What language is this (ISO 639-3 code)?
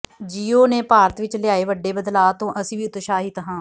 pan